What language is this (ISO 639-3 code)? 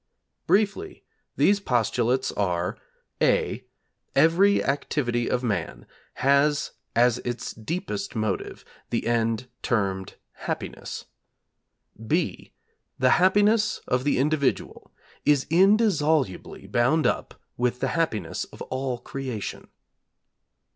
eng